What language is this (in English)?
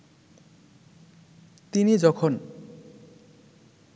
Bangla